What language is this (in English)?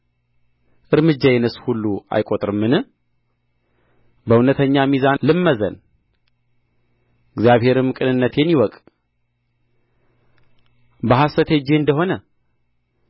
Amharic